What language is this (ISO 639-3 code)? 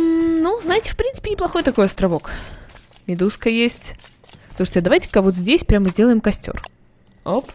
rus